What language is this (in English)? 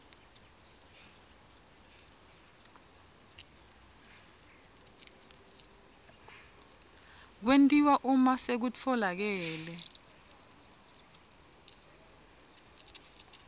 Swati